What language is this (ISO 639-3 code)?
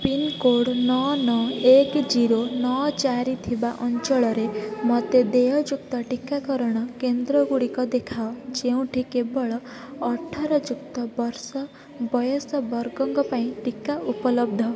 ori